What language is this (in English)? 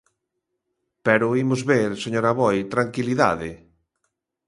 Galician